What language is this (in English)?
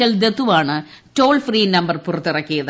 Malayalam